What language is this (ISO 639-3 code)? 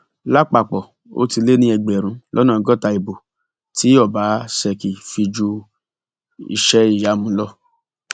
yor